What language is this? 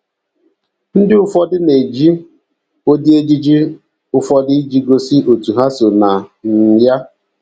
Igbo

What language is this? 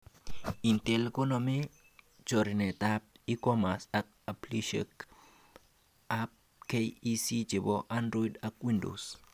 Kalenjin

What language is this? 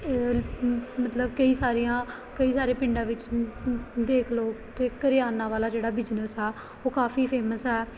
Punjabi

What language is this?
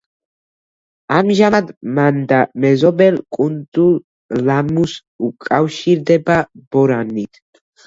Georgian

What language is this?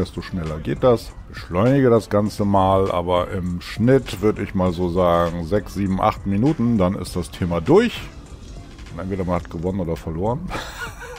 German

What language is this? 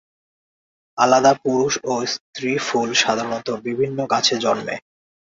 Bangla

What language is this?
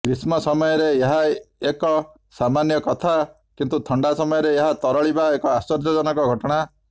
Odia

